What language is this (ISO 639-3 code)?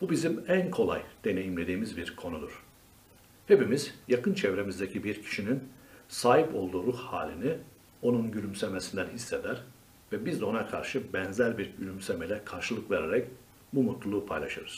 tur